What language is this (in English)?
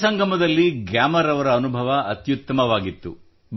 Kannada